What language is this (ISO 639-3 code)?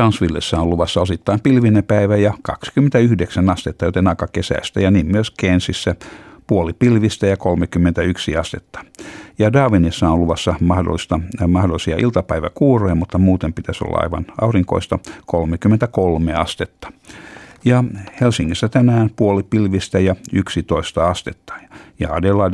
fin